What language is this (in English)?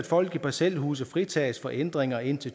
Danish